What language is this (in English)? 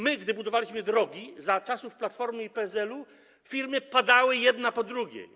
Polish